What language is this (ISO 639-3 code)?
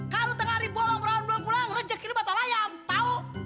ind